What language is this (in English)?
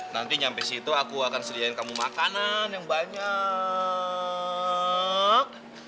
Indonesian